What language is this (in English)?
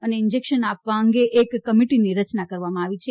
Gujarati